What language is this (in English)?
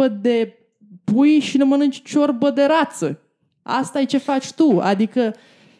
Romanian